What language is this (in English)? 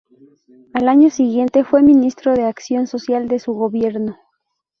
Spanish